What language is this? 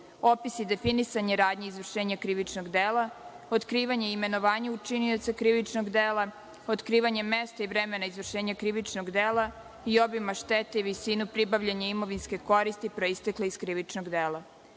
Serbian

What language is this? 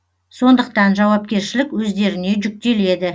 Kazakh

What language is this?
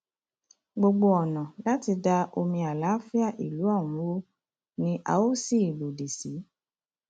Yoruba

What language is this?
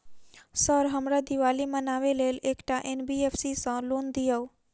Maithili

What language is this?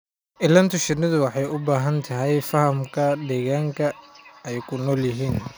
Somali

